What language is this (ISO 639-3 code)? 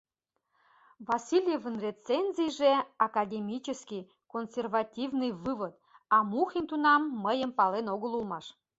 chm